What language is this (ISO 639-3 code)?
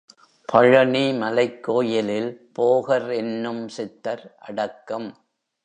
tam